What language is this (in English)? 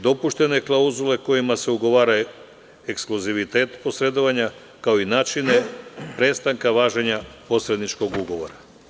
Serbian